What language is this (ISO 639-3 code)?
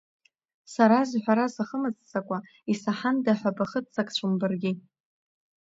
abk